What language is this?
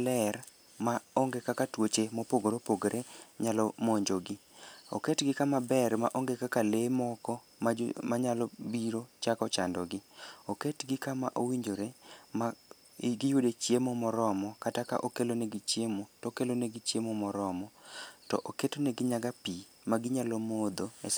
Luo (Kenya and Tanzania)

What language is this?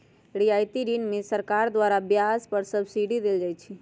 Magahi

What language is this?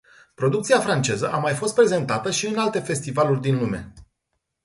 Romanian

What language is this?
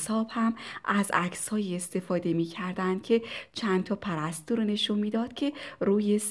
Persian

